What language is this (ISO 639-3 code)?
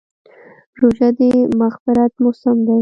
pus